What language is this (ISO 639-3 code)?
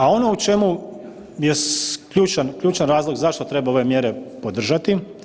hrv